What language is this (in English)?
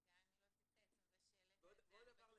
Hebrew